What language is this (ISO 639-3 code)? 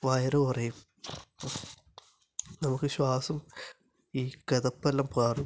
mal